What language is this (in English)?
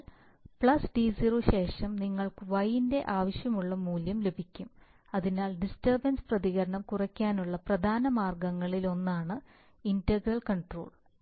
Malayalam